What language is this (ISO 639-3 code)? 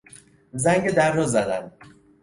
fas